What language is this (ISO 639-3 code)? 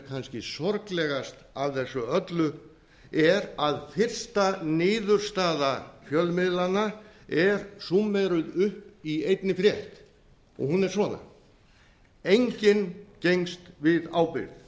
isl